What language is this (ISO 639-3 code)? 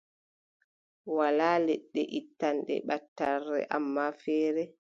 fub